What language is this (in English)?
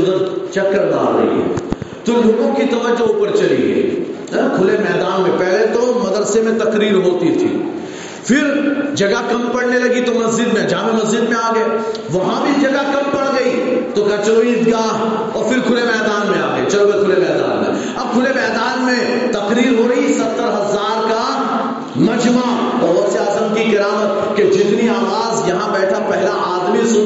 Urdu